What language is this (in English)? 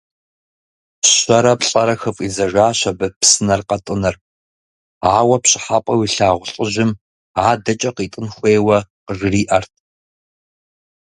Kabardian